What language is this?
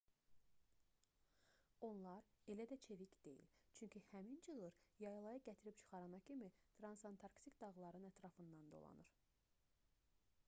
Azerbaijani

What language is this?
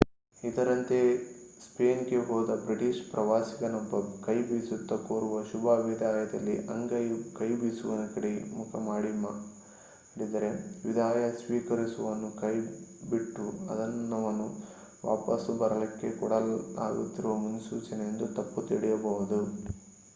Kannada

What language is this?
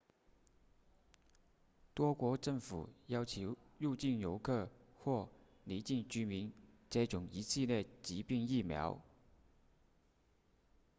Chinese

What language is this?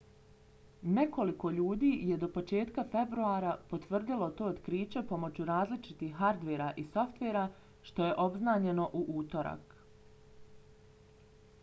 Bosnian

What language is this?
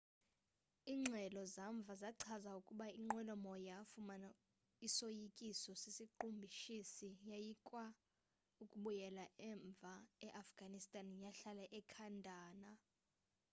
Xhosa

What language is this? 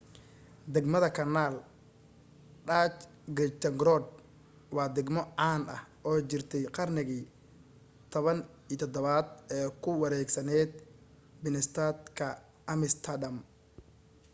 Somali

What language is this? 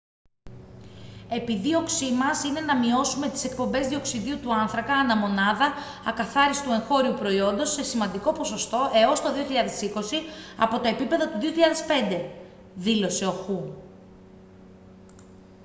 Greek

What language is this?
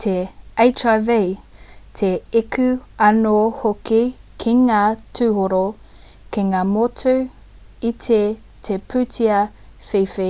Māori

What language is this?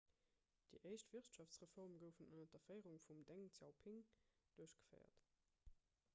Luxembourgish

